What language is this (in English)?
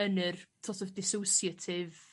Welsh